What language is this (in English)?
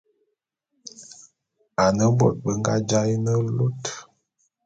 Bulu